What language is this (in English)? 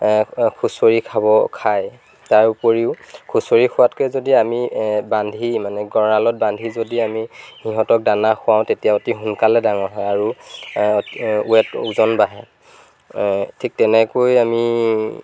Assamese